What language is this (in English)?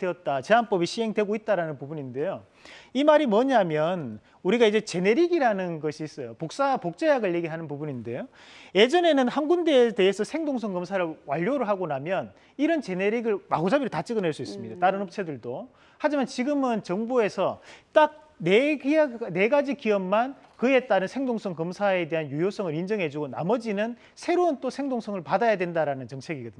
Korean